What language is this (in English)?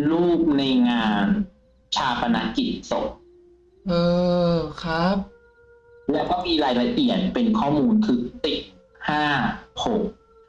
Thai